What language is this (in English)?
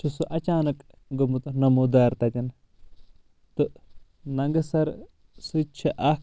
Kashmiri